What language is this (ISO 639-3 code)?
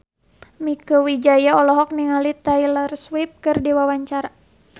sun